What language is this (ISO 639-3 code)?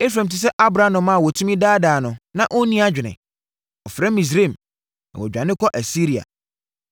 aka